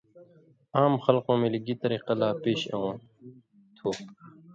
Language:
Indus Kohistani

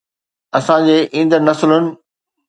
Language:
Sindhi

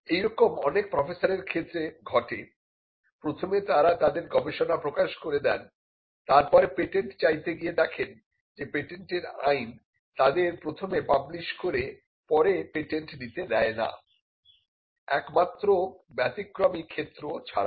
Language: Bangla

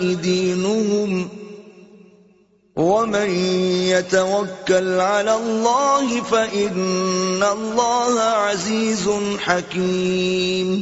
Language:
Urdu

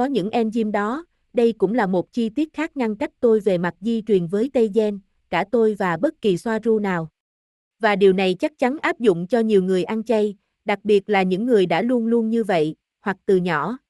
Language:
Vietnamese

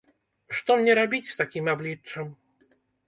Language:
Belarusian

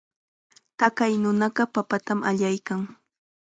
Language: Chiquián Ancash Quechua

